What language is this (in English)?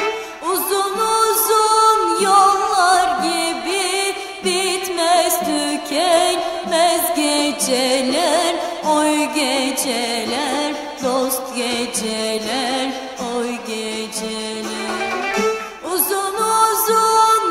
Turkish